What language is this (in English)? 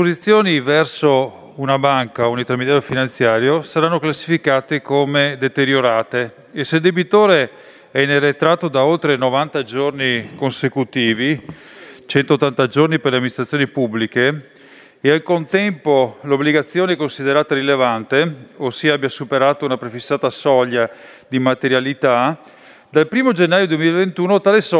Italian